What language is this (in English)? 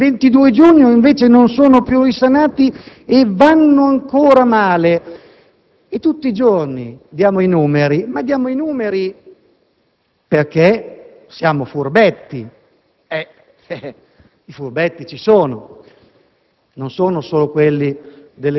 Italian